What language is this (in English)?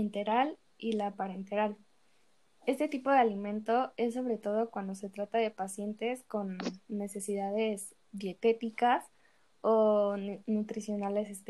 Spanish